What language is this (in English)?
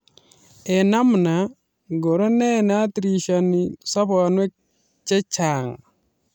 Kalenjin